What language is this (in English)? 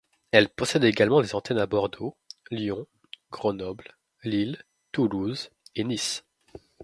French